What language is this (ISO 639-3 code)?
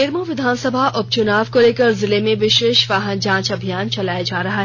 hin